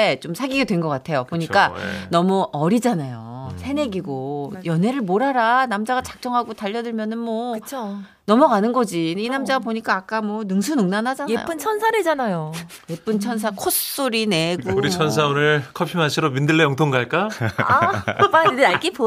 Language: Korean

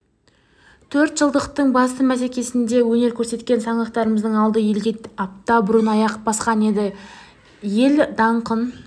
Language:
Kazakh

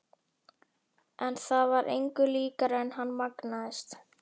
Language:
Icelandic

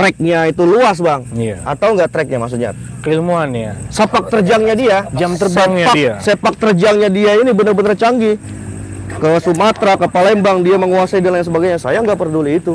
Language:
Indonesian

